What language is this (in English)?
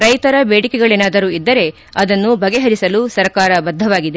Kannada